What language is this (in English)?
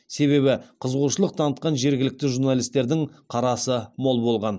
Kazakh